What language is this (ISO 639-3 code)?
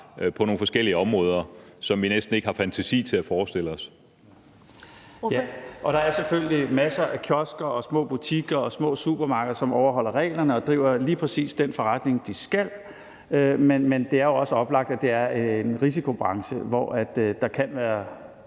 dan